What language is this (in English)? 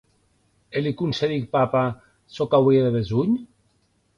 Occitan